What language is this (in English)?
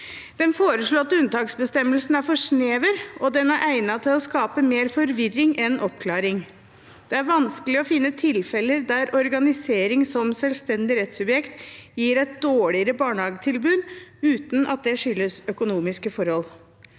Norwegian